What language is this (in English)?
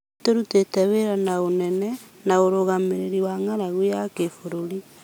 Kikuyu